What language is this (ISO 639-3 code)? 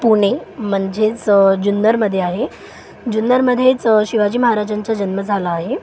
mar